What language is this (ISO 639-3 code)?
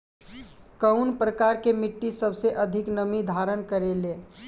bho